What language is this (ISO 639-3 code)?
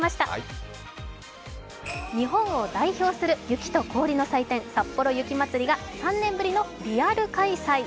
jpn